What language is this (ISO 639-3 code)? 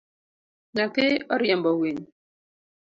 luo